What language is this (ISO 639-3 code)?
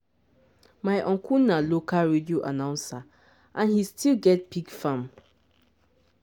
pcm